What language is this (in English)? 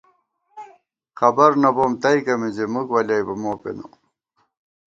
Gawar-Bati